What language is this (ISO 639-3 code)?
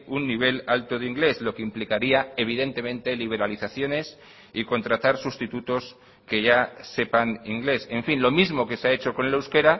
spa